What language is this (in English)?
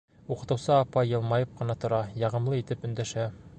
Bashkir